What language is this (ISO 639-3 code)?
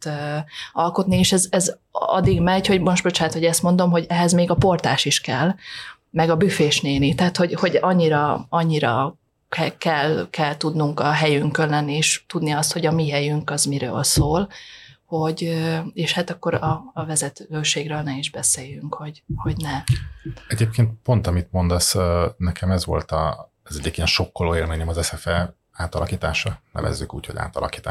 hun